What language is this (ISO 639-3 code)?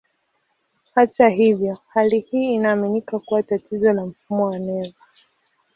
swa